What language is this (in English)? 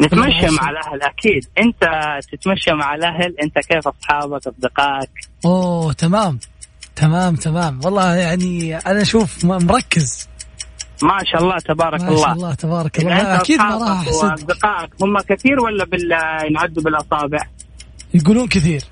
Arabic